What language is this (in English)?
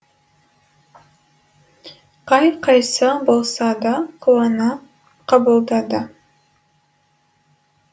Kazakh